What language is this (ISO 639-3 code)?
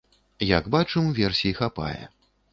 bel